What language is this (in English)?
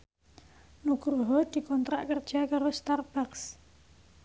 Javanese